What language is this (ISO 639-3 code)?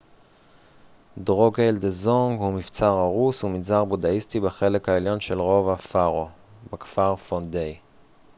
heb